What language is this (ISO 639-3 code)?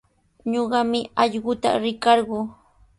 qws